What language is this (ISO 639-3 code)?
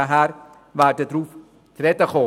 gsw